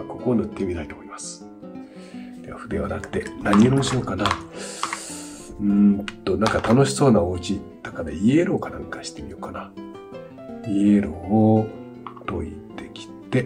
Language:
Japanese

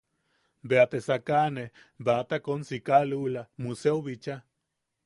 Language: Yaqui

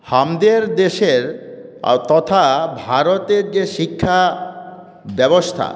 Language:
Bangla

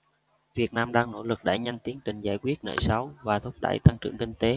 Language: Vietnamese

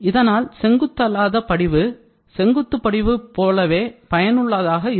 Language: Tamil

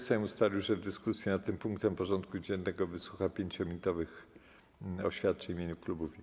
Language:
Polish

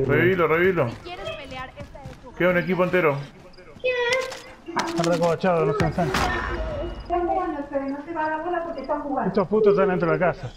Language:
Spanish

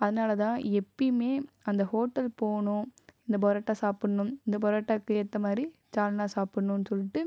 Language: Tamil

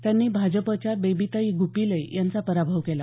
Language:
Marathi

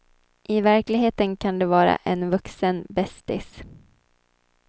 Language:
Swedish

